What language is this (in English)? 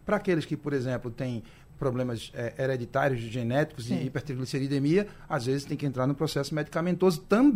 Portuguese